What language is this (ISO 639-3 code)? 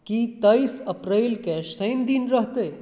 mai